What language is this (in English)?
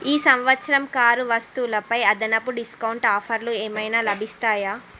Telugu